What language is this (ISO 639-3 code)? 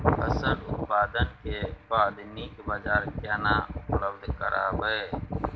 mai